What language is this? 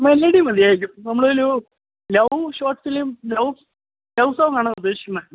Malayalam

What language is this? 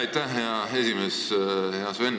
Estonian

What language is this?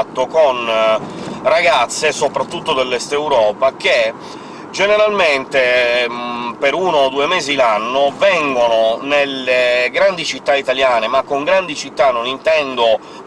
Italian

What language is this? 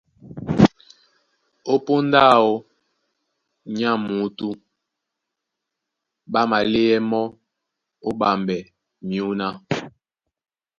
Duala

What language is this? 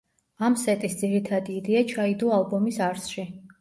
Georgian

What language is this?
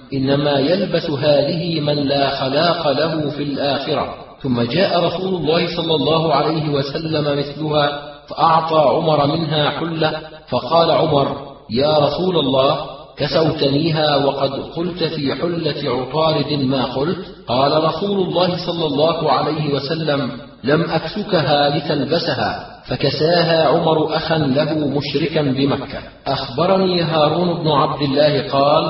Arabic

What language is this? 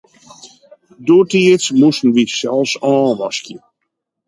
Western Frisian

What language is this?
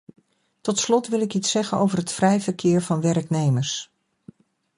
Dutch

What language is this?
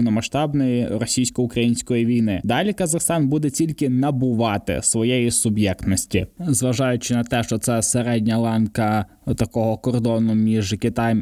Ukrainian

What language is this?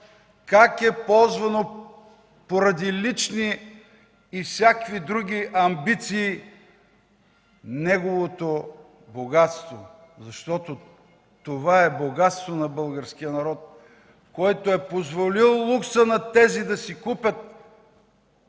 Bulgarian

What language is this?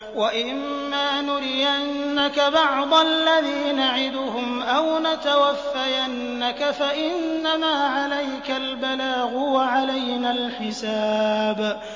Arabic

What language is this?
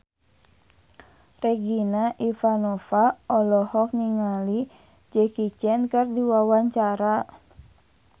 Sundanese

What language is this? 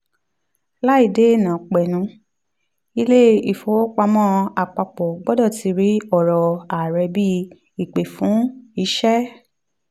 Yoruba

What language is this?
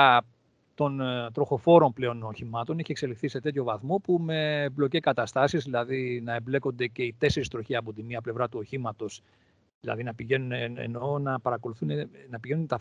Greek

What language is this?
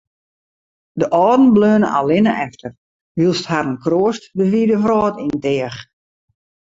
Western Frisian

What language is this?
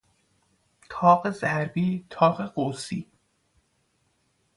Persian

